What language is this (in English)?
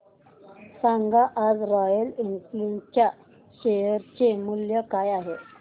Marathi